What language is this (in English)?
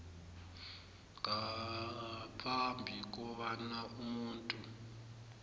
South Ndebele